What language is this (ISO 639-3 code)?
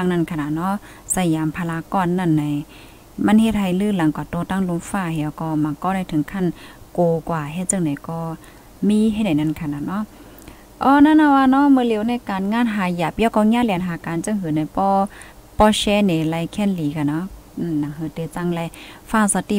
tha